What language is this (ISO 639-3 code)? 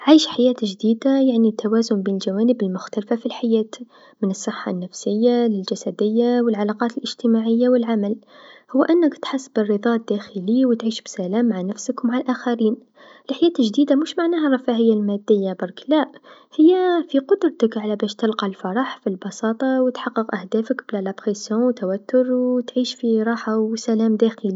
aeb